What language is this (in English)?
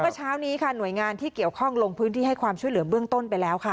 Thai